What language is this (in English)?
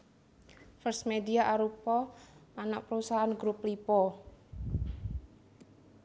Javanese